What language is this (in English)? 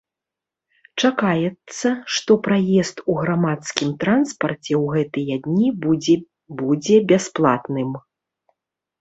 Belarusian